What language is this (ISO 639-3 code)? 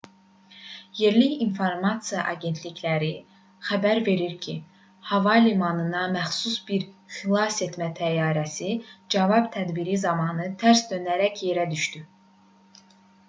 aze